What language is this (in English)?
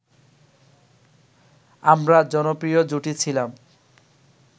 Bangla